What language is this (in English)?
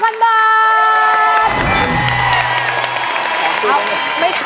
Thai